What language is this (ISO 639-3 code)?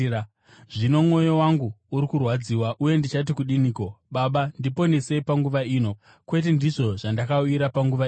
sna